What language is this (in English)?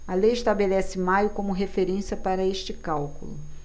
Portuguese